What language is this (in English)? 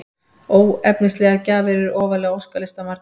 Icelandic